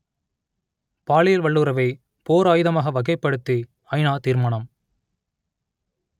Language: Tamil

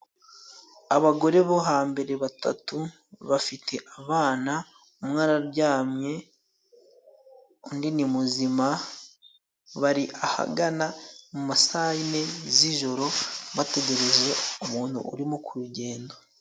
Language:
Kinyarwanda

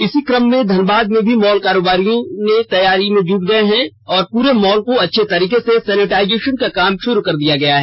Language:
Hindi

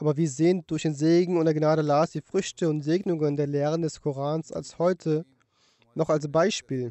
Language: German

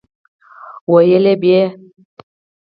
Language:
Pashto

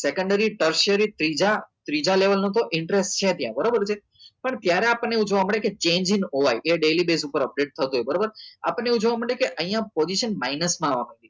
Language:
Gujarati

